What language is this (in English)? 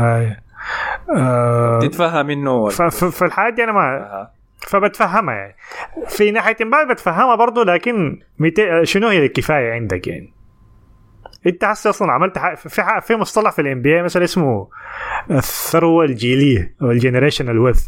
Arabic